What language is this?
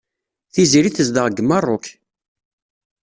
Kabyle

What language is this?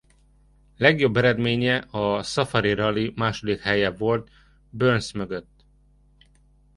Hungarian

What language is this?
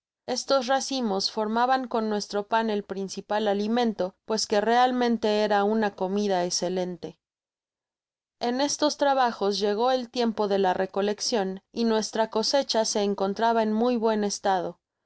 Spanish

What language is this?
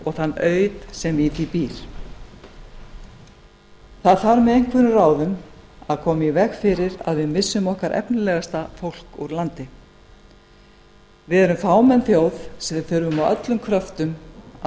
Icelandic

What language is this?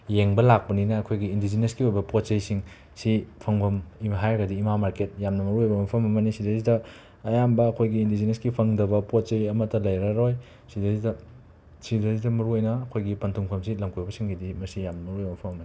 Manipuri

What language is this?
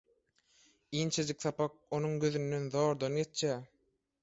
Turkmen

